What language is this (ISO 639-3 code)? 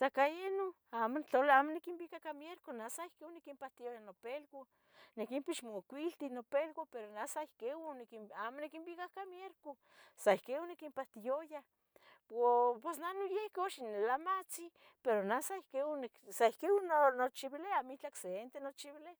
nhg